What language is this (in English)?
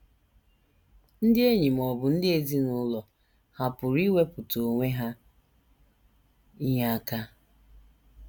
Igbo